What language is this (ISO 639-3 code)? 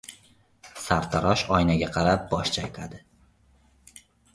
uzb